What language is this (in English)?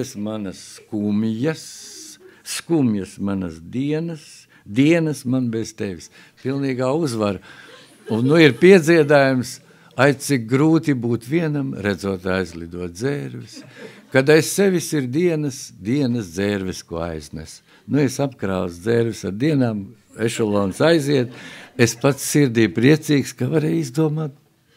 Latvian